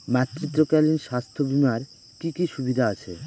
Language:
Bangla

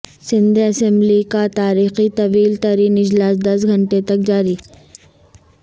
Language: Urdu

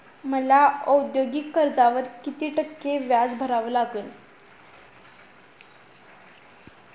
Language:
Marathi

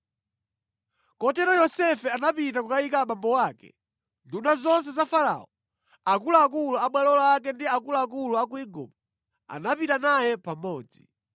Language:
Nyanja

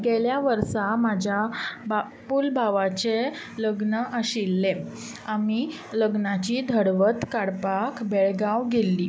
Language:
Konkani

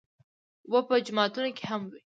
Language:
Pashto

